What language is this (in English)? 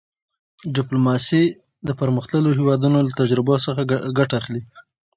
Pashto